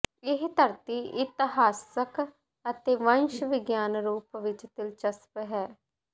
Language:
Punjabi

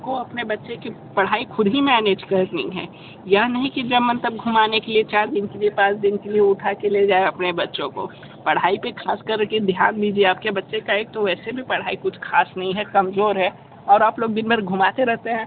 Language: Hindi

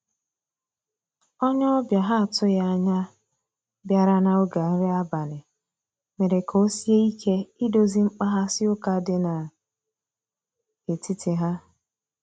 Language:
Igbo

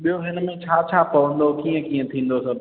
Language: Sindhi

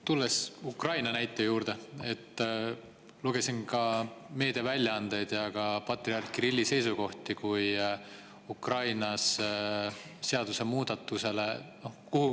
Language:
Estonian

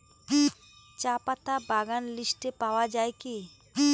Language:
Bangla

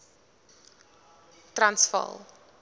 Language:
Afrikaans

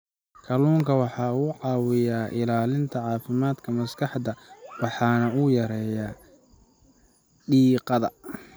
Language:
Somali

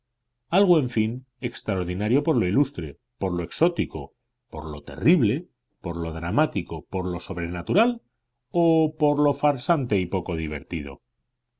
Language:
Spanish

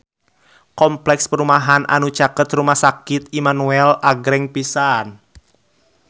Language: Sundanese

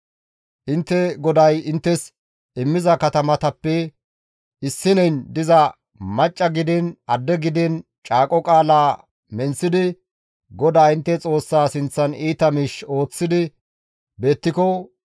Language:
Gamo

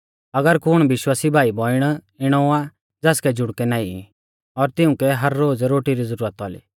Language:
Mahasu Pahari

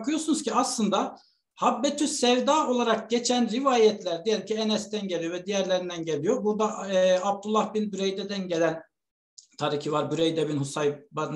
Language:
Turkish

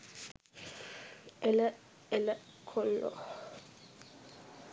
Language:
Sinhala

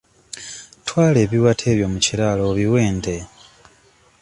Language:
Ganda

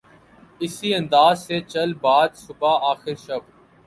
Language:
Urdu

